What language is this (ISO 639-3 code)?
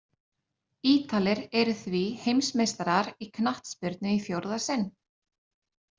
isl